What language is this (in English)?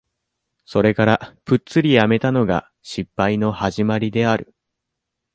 Japanese